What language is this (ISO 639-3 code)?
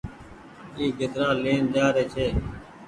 gig